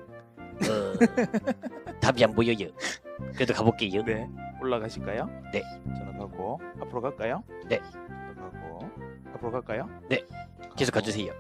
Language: Korean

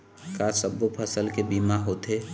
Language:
Chhattisgarhi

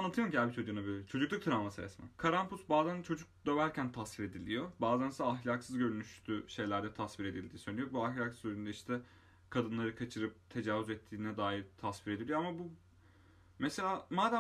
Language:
Turkish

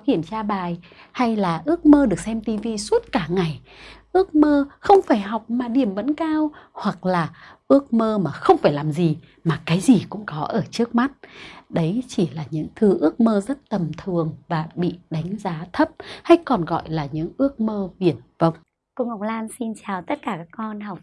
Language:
Vietnamese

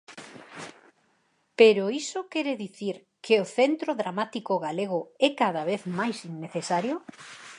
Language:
Galician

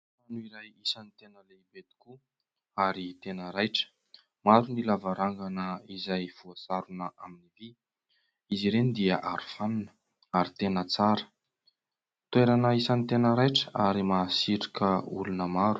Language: Malagasy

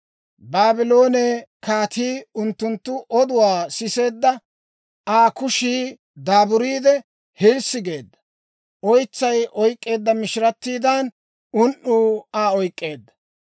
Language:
Dawro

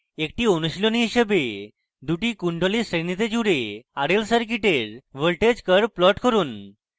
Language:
Bangla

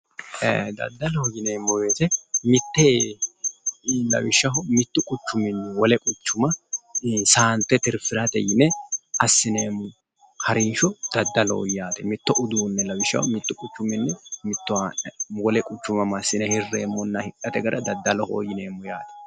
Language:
Sidamo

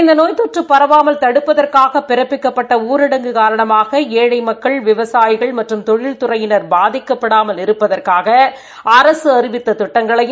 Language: Tamil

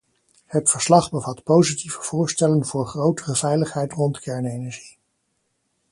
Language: Dutch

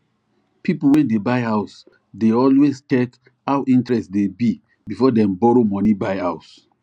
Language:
Nigerian Pidgin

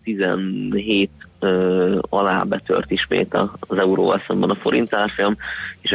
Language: Hungarian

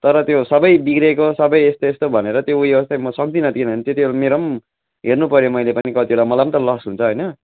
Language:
Nepali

